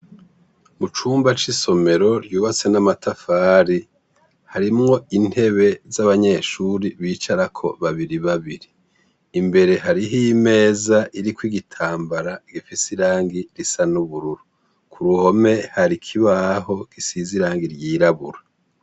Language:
Rundi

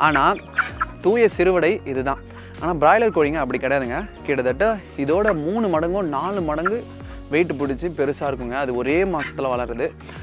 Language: Indonesian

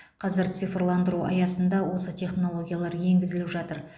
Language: Kazakh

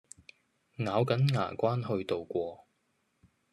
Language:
Cantonese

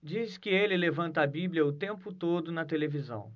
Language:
Portuguese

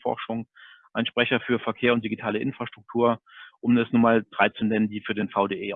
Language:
German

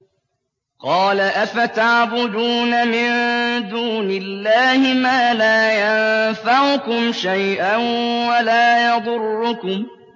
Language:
Arabic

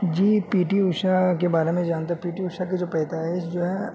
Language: Urdu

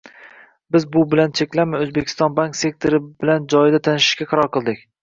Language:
Uzbek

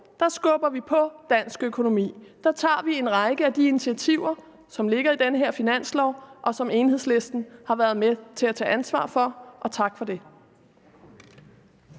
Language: Danish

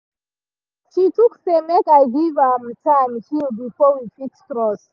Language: Nigerian Pidgin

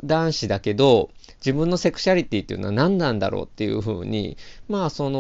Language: Japanese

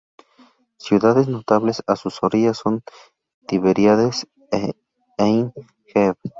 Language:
Spanish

